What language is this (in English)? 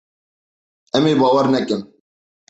Kurdish